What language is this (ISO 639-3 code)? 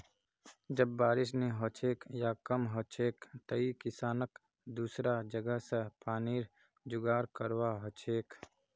mag